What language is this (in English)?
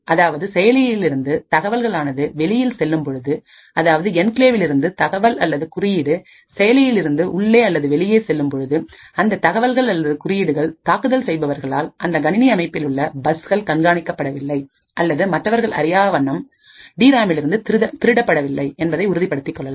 Tamil